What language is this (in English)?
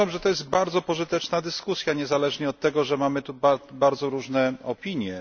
Polish